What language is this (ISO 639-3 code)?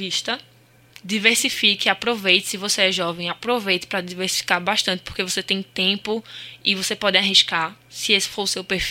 por